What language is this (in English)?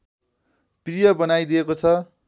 Nepali